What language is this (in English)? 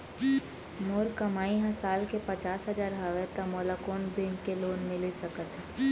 Chhattisgarhi